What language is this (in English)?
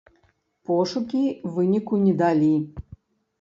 Belarusian